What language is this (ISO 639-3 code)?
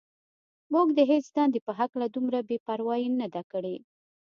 pus